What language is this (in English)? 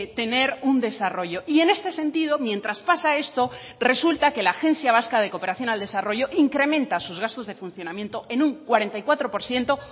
Spanish